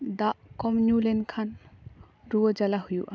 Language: Santali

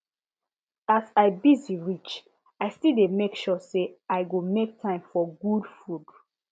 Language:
Nigerian Pidgin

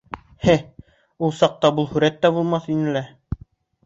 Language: Bashkir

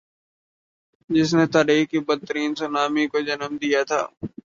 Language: Urdu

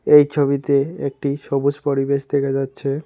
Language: Bangla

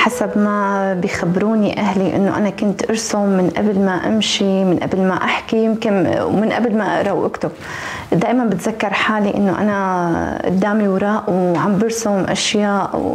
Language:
Arabic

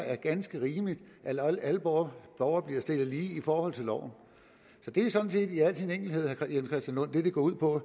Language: Danish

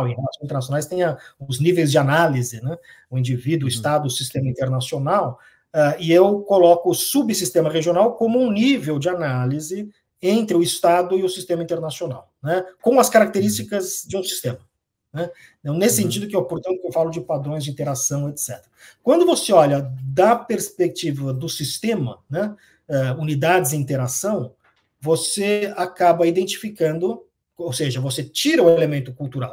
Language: Portuguese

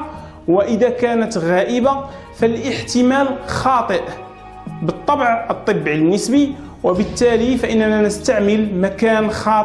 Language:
Arabic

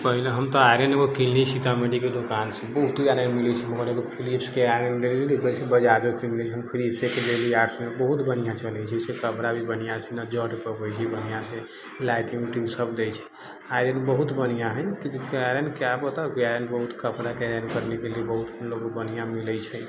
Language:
Maithili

